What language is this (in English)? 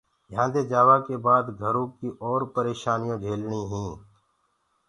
Gurgula